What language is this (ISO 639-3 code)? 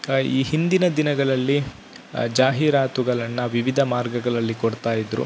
kan